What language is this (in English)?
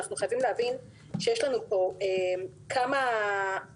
Hebrew